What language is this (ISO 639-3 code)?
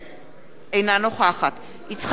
heb